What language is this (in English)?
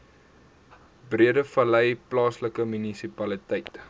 Afrikaans